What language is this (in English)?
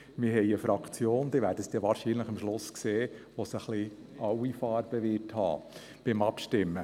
Swiss German